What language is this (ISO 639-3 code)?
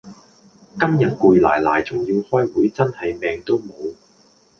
yue